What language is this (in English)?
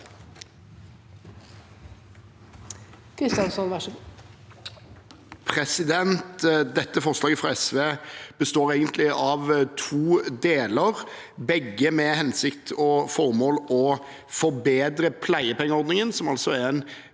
Norwegian